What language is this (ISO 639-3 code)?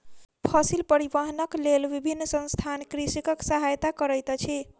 mai